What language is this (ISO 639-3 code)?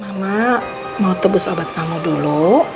ind